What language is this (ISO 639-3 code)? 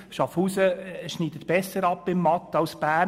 gsw